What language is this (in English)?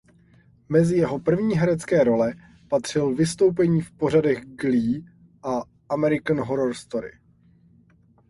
Czech